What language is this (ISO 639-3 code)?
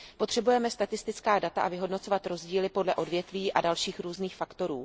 ces